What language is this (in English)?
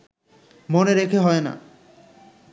Bangla